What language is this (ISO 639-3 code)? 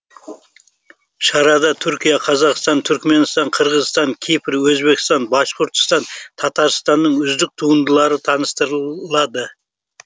kaz